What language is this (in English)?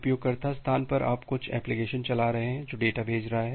Hindi